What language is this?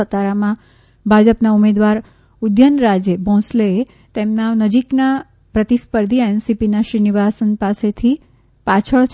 Gujarati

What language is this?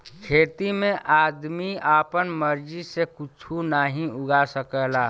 Bhojpuri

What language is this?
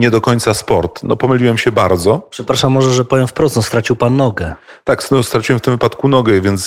Polish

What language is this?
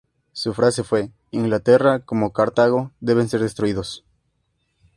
Spanish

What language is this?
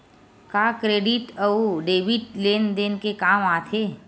Chhattisgarhi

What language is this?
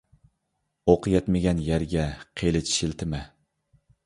Uyghur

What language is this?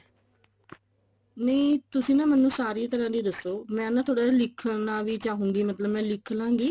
Punjabi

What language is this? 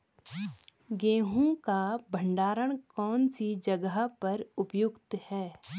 Hindi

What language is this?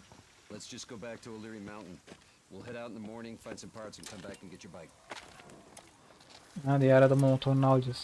Turkish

